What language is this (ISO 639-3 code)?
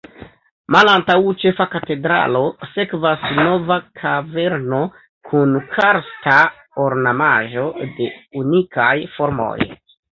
epo